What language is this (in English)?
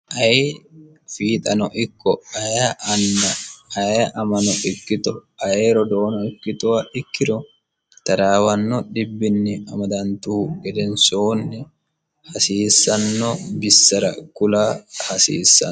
Sidamo